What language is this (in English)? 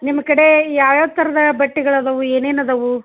Kannada